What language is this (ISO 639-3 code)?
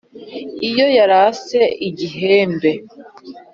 kin